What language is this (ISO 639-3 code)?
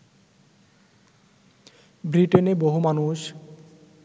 ben